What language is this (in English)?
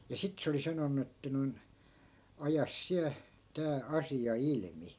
Finnish